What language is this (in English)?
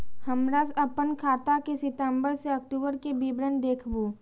Maithili